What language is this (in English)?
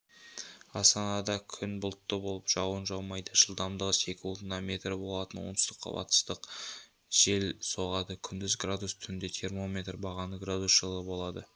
Kazakh